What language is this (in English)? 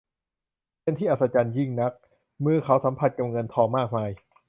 Thai